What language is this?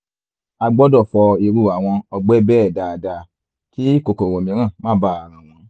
Yoruba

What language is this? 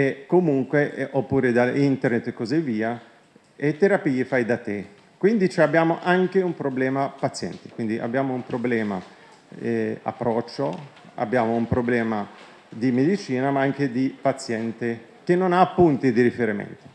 Italian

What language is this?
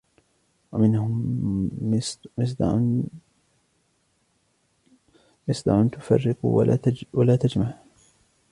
Arabic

